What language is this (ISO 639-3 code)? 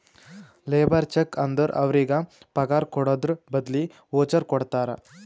kan